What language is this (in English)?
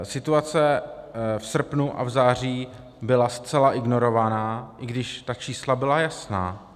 Czech